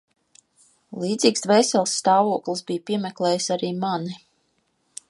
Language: Latvian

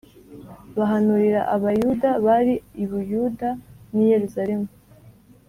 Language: Kinyarwanda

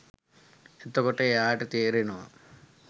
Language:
Sinhala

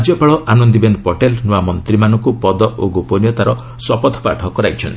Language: Odia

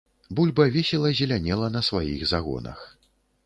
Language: Belarusian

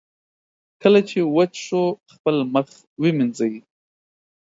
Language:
Pashto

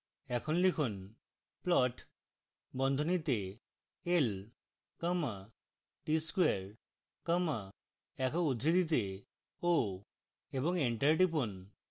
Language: Bangla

